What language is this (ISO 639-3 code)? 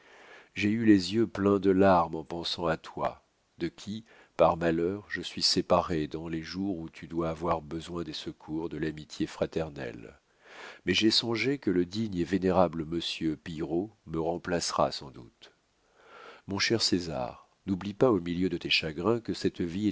fra